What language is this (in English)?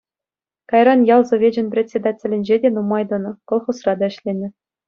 Chuvash